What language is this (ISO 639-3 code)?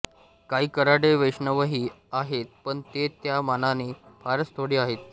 mar